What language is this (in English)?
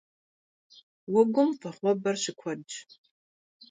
Kabardian